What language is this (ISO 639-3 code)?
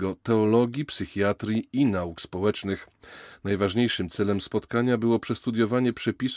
pol